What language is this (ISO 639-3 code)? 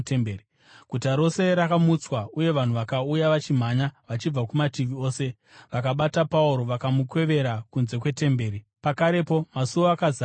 sna